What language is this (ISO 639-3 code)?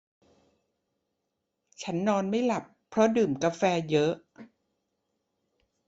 tha